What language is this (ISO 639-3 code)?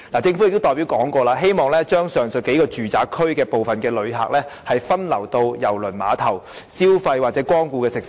yue